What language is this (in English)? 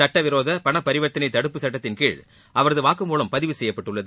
Tamil